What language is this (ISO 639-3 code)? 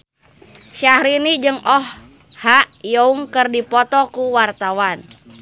sun